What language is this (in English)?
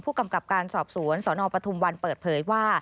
Thai